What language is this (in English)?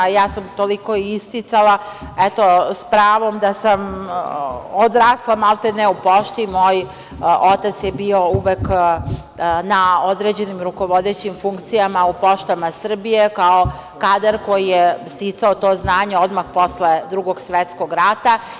Serbian